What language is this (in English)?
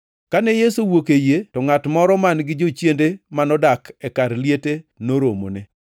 Luo (Kenya and Tanzania)